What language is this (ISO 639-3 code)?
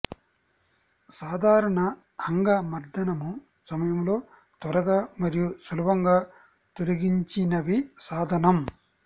tel